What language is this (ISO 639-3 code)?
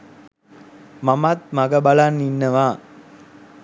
sin